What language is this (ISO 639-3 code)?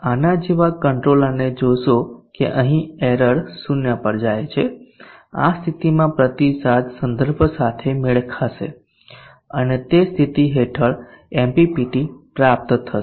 guj